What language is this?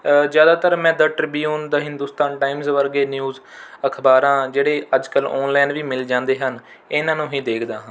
Punjabi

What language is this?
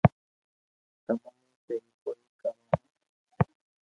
Loarki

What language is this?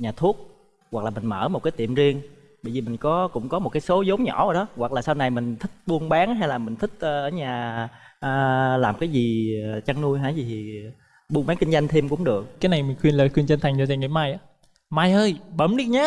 Vietnamese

